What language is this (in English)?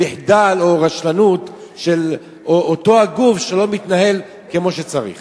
Hebrew